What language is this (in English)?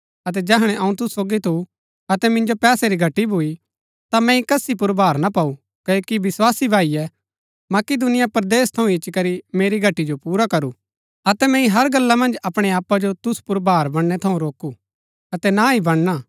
Gaddi